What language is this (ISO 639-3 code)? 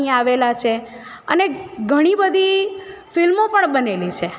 guj